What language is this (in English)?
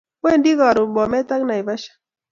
Kalenjin